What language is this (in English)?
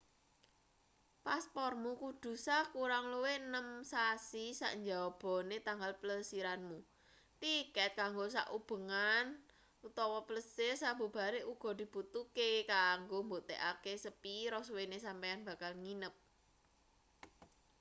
Javanese